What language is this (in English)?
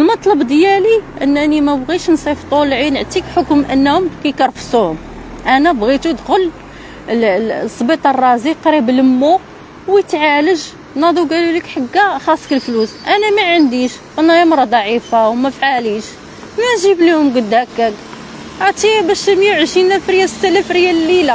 Arabic